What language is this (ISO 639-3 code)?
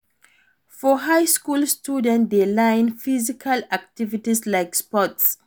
pcm